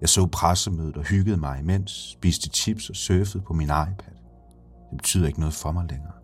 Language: Danish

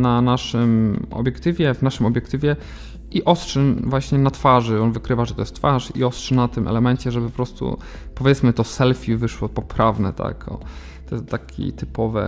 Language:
Polish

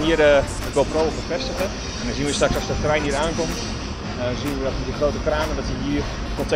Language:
Dutch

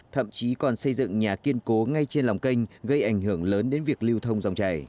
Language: Vietnamese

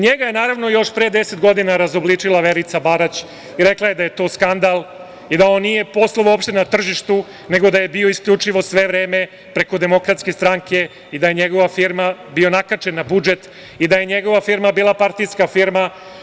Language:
Serbian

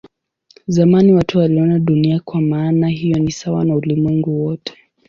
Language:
Swahili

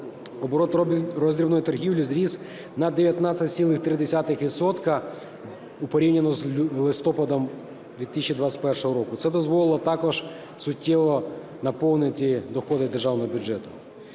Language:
Ukrainian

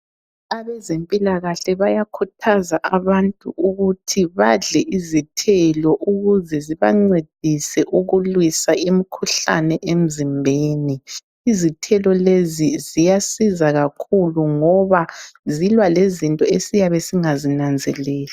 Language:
North Ndebele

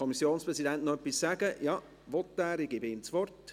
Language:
Swiss German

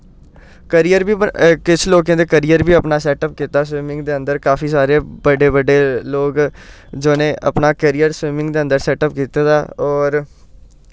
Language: Dogri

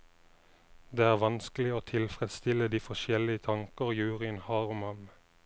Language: Norwegian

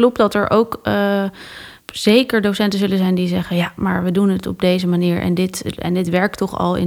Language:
Dutch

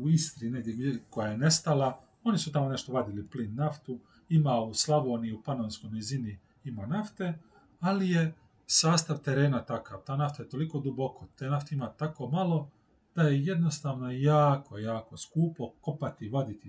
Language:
Croatian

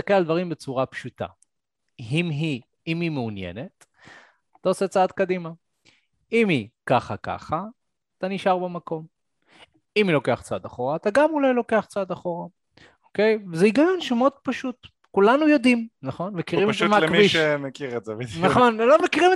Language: Hebrew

